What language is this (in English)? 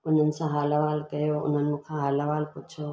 Sindhi